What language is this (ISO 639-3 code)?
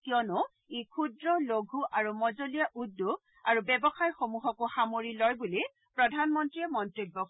asm